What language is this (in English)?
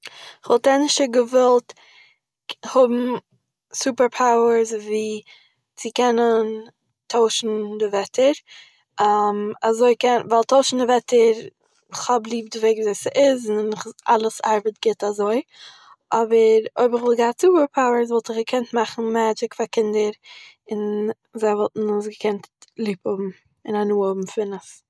Yiddish